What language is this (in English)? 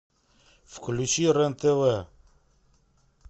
Russian